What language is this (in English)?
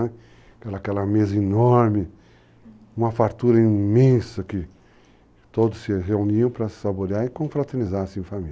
Portuguese